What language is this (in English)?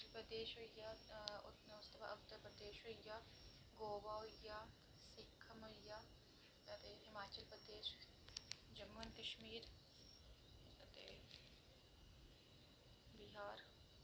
Dogri